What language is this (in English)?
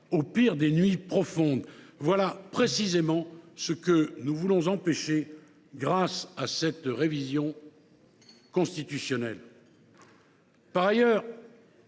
French